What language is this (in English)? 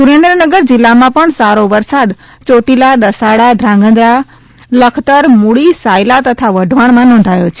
Gujarati